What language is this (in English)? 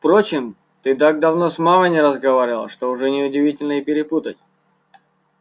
Russian